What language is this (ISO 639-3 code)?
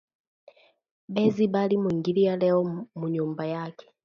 swa